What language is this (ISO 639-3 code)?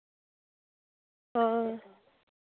doi